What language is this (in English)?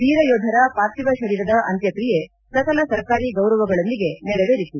Kannada